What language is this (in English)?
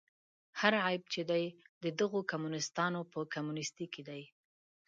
Pashto